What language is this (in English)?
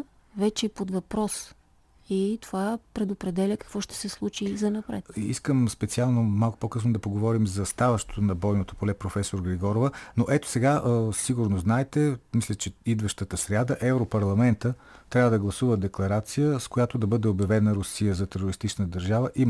Bulgarian